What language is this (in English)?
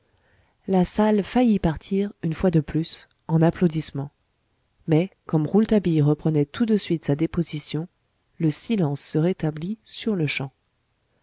French